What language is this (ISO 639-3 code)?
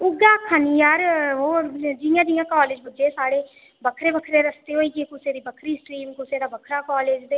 doi